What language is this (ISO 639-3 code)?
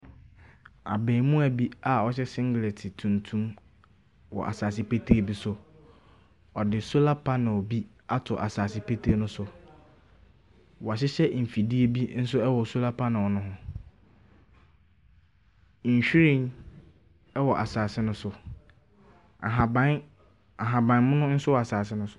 aka